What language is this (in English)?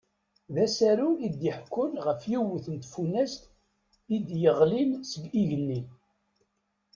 Kabyle